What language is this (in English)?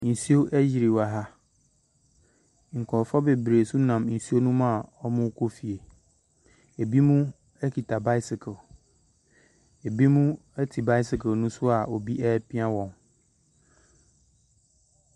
Akan